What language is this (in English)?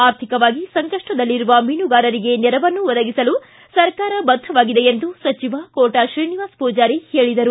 Kannada